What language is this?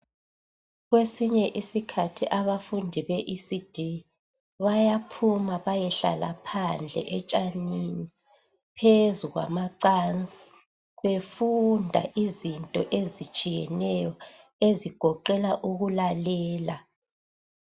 North Ndebele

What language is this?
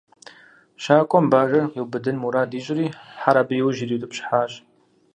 Kabardian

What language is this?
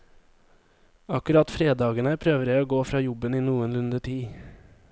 Norwegian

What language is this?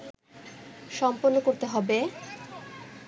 Bangla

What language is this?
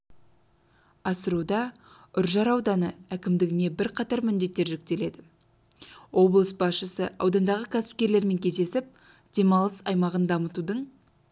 Kazakh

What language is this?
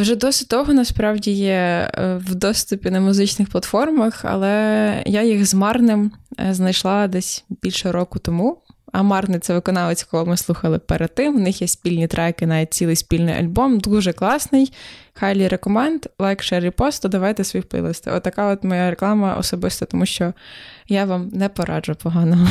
Ukrainian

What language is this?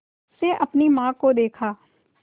Hindi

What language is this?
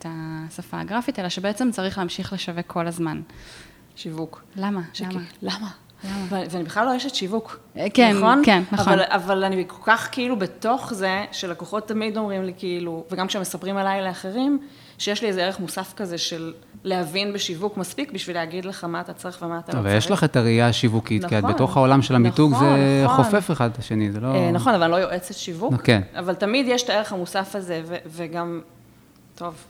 Hebrew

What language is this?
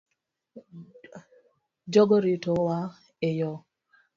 Luo (Kenya and Tanzania)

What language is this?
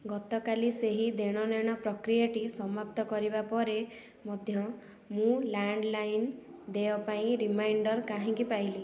Odia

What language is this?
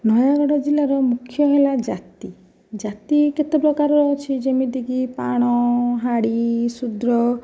Odia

